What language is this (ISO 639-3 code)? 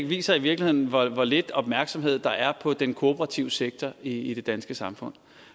dan